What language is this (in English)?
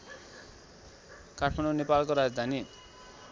Nepali